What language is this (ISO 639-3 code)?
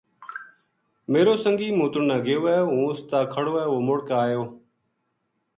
gju